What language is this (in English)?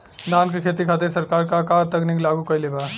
Bhojpuri